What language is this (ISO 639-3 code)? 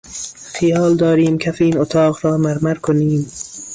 fas